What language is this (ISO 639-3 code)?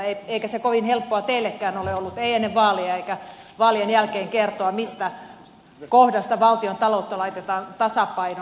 fin